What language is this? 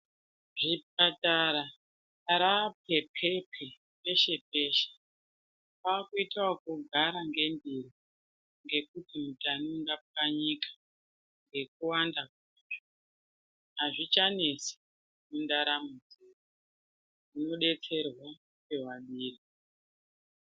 Ndau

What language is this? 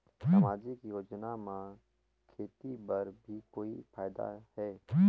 Chhattisgarhi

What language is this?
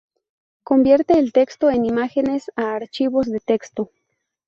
Spanish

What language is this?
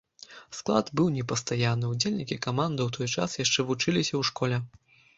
Belarusian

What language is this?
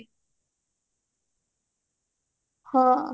Odia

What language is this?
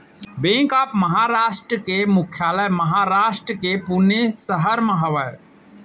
Chhattisgarhi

